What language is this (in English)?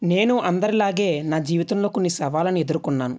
Telugu